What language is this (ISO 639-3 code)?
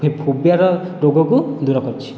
ori